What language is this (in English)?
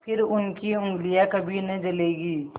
Hindi